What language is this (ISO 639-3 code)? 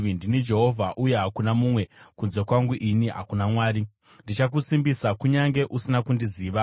sna